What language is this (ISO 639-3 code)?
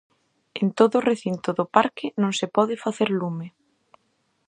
glg